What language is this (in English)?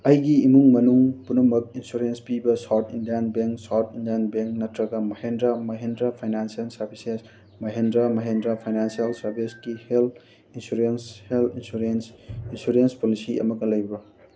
Manipuri